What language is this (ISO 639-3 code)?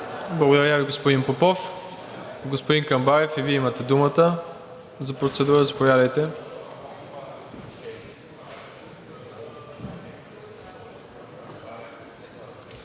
bul